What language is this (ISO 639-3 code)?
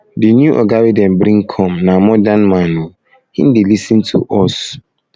pcm